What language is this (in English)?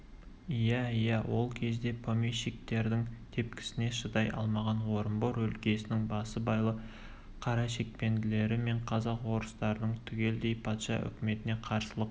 Kazakh